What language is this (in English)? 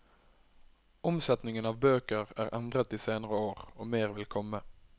Norwegian